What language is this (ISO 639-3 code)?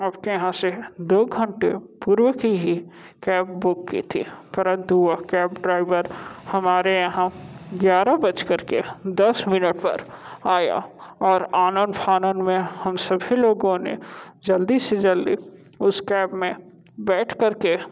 hin